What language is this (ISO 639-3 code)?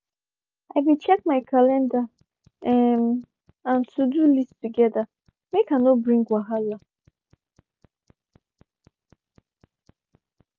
pcm